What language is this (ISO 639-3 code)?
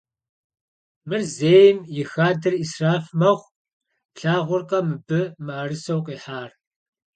kbd